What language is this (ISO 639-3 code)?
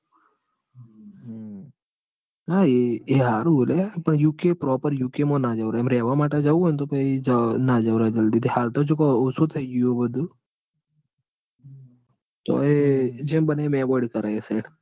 guj